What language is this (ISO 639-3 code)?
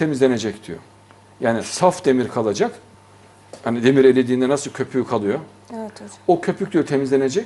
tur